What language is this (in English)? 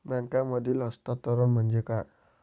Marathi